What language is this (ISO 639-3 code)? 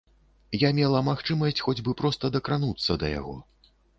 bel